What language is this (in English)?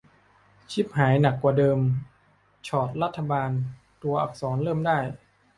Thai